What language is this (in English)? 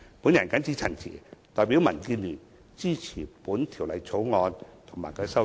Cantonese